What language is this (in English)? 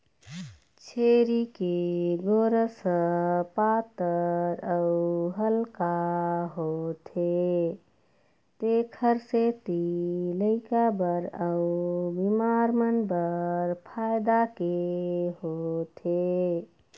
Chhattisgarhi